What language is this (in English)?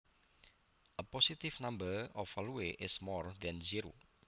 Javanese